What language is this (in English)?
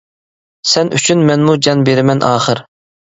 Uyghur